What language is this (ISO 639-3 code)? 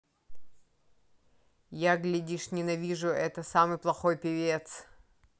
rus